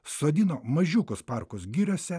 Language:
Lithuanian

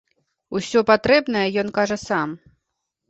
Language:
Belarusian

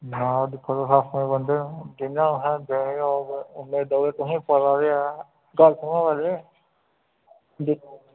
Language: Dogri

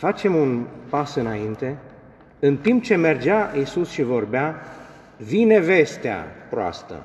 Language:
Romanian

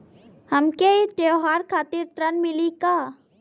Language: Bhojpuri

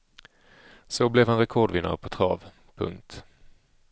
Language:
Swedish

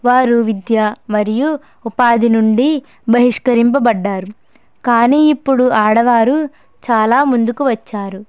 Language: Telugu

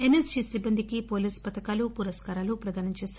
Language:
Telugu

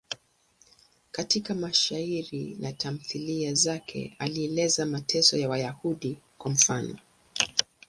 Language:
Swahili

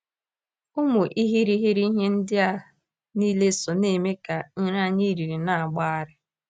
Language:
Igbo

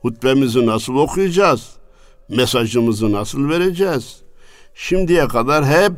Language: Turkish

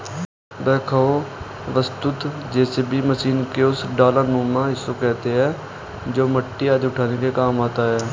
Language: Hindi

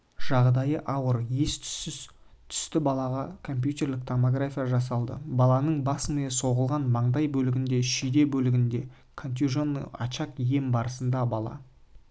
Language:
Kazakh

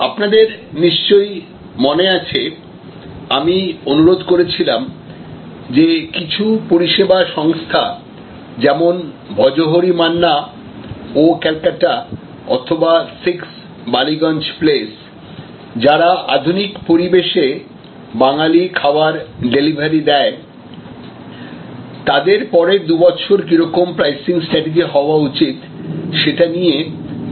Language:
Bangla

